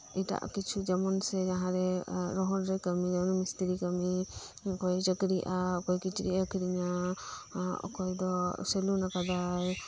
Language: Santali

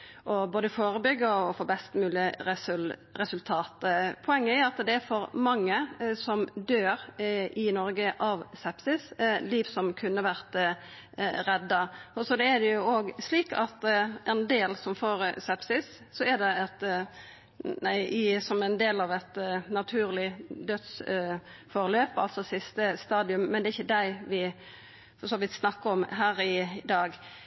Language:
Norwegian Nynorsk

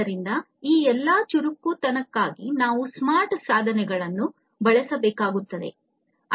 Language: Kannada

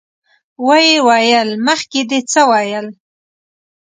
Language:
Pashto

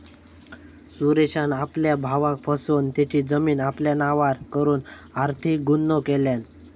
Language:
Marathi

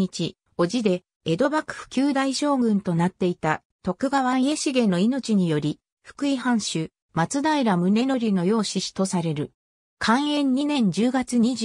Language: Japanese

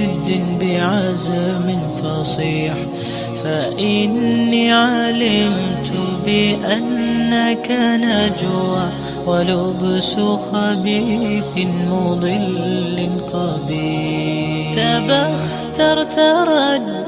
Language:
Arabic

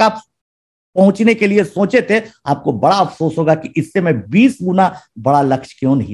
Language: Hindi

